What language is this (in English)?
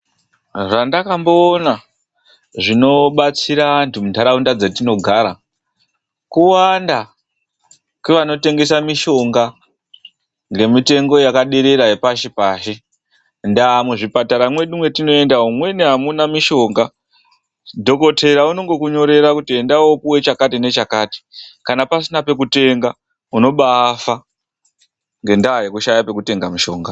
Ndau